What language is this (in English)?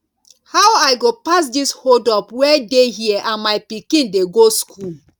Nigerian Pidgin